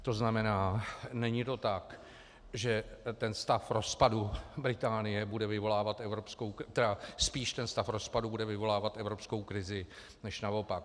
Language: Czech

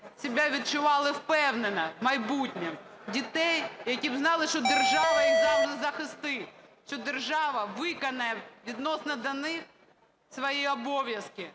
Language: Ukrainian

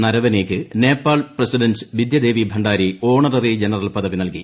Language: Malayalam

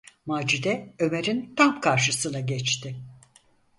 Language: Turkish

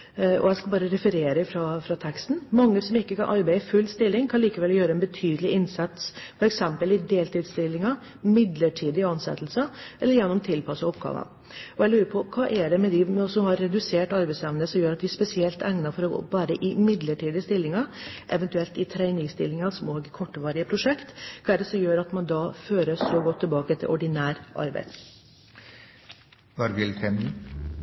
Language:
Norwegian Bokmål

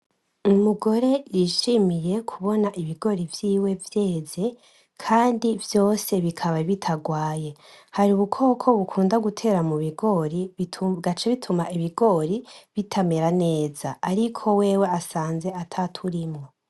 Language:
Rundi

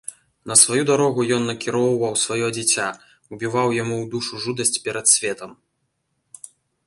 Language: Belarusian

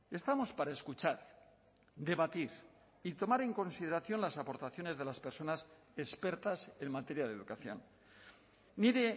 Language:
Spanish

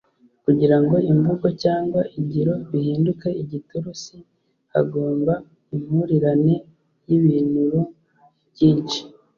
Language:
Kinyarwanda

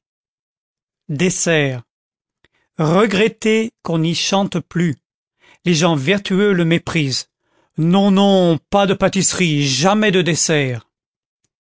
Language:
French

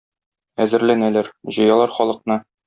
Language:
Tatar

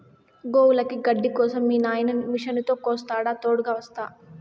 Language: Telugu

